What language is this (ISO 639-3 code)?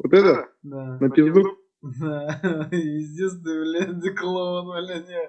rus